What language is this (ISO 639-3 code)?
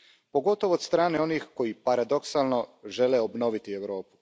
hrv